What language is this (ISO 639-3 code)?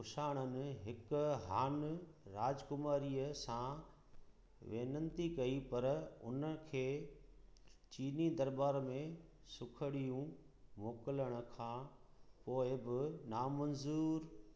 snd